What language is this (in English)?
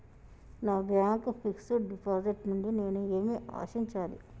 Telugu